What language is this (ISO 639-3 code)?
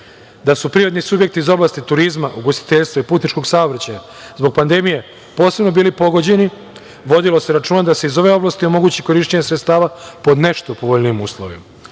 srp